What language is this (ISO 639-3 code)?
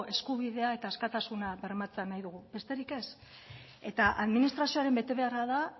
eus